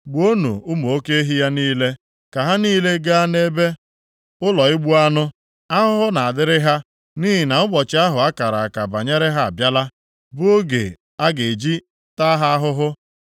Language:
Igbo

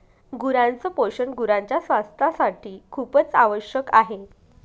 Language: Marathi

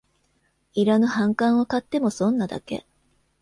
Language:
Japanese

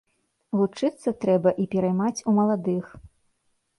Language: Belarusian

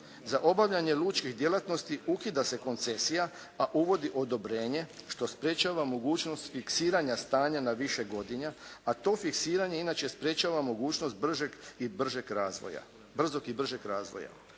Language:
Croatian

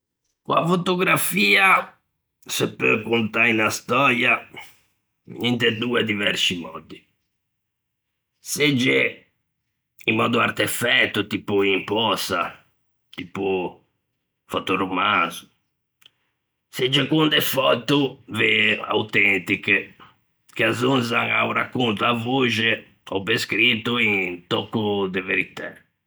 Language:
Ligurian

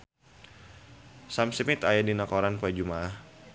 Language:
Sundanese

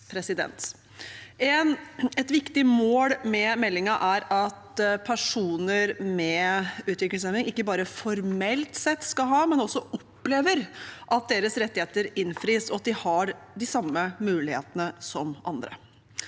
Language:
Norwegian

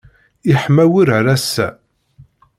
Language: Kabyle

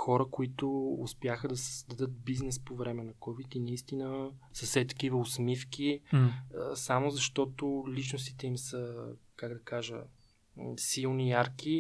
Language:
Bulgarian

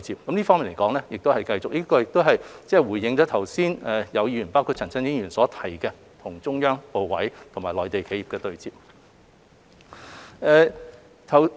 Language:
Cantonese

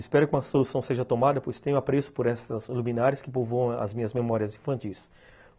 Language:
Portuguese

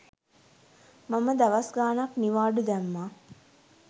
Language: Sinhala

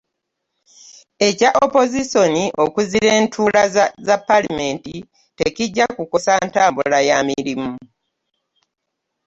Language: Ganda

